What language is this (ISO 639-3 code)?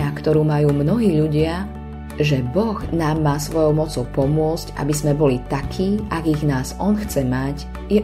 slk